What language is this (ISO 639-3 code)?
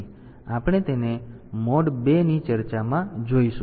guj